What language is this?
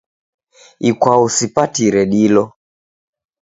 Taita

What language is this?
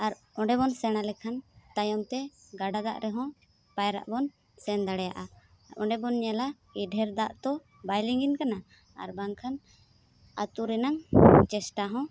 Santali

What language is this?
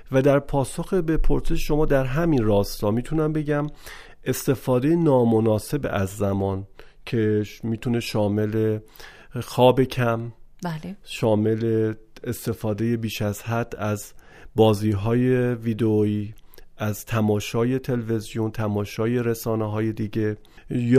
Persian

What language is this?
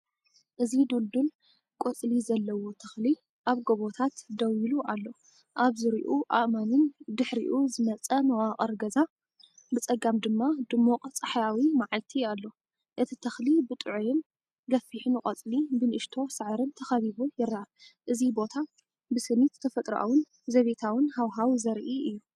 Tigrinya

